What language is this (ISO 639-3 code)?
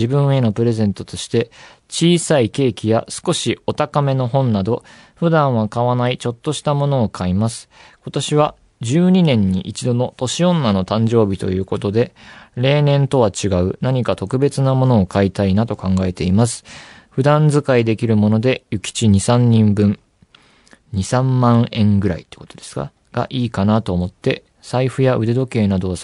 jpn